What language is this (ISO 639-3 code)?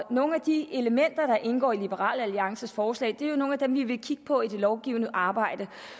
dan